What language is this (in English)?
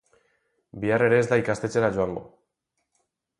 Basque